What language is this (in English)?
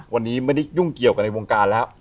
Thai